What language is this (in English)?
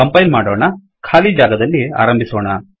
Kannada